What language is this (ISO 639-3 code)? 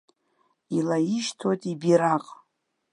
abk